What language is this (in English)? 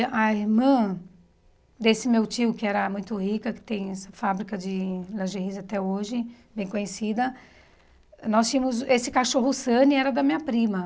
Portuguese